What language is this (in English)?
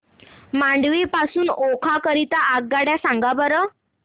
Marathi